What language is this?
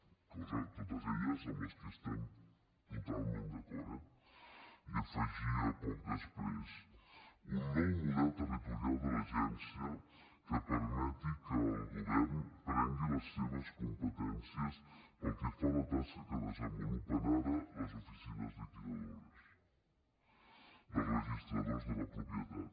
Catalan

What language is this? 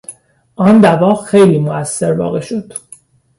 Persian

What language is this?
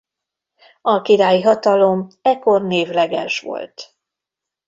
Hungarian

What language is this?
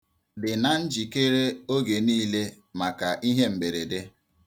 Igbo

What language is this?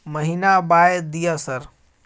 Maithili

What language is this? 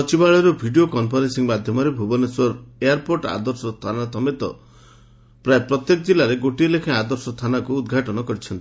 Odia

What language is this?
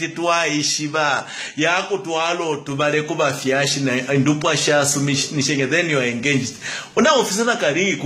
French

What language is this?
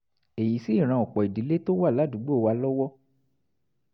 Yoruba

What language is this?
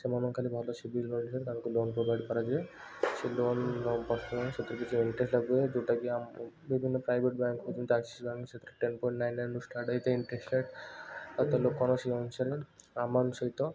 Odia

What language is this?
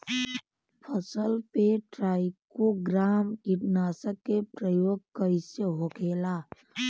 Bhojpuri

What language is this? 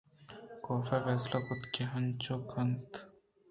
Eastern Balochi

